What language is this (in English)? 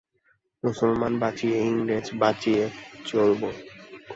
Bangla